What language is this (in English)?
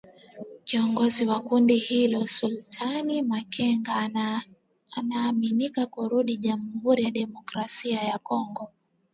Swahili